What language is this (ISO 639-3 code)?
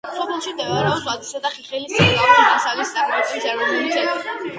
kat